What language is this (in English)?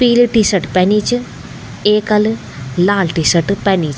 Garhwali